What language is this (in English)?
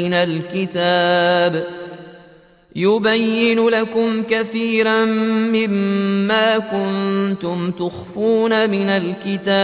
Arabic